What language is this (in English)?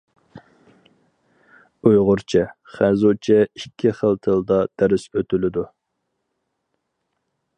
Uyghur